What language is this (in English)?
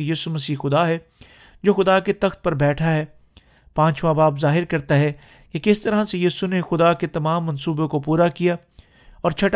Urdu